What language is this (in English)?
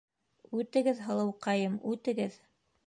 Bashkir